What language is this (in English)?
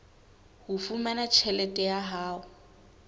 Southern Sotho